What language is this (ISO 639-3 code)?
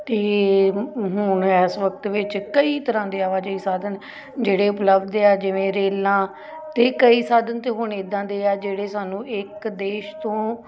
pan